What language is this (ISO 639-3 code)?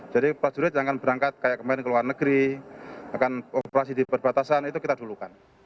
ind